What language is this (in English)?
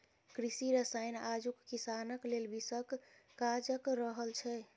Maithili